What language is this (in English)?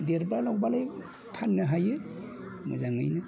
Bodo